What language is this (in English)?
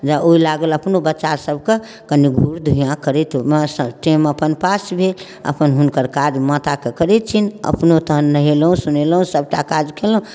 Maithili